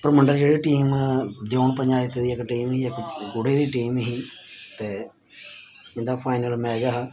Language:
Dogri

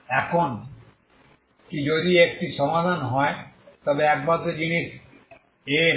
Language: Bangla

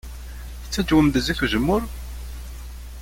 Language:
Kabyle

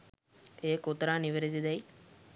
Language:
Sinhala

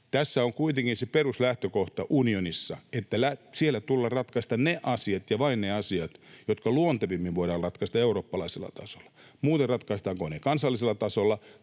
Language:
Finnish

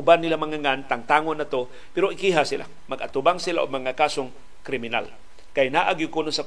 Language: Filipino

